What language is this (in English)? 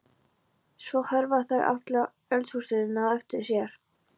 Icelandic